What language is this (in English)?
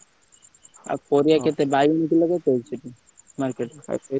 Odia